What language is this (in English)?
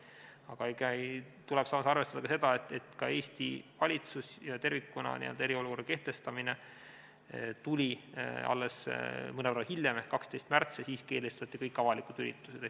Estonian